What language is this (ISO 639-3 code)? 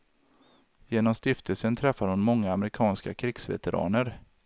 swe